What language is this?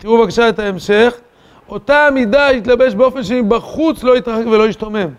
Hebrew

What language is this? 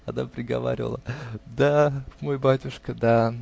Russian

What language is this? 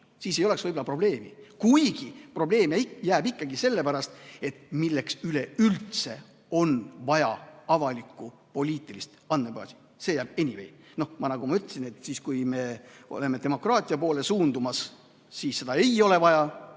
Estonian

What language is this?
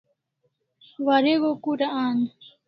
Kalasha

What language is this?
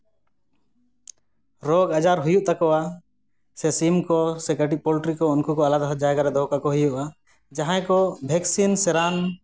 Santali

